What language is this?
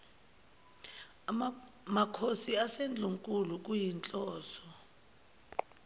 Zulu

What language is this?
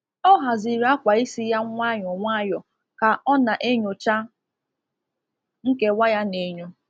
Igbo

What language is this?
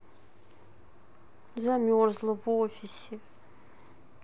Russian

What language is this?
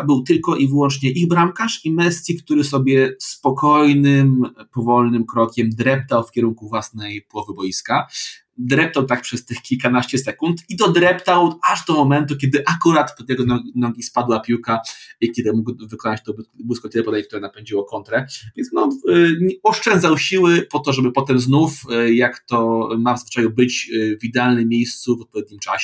Polish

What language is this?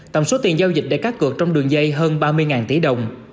Vietnamese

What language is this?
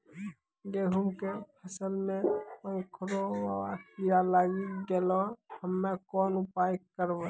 Maithili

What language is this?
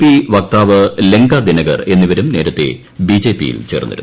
Malayalam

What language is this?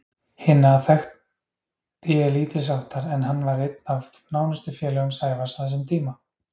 Icelandic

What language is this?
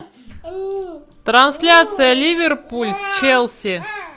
Russian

